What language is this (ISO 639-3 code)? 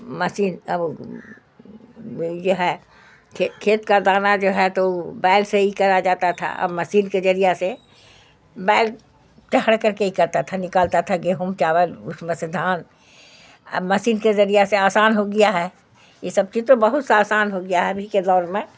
urd